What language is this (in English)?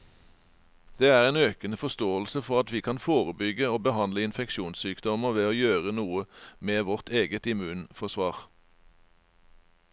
Norwegian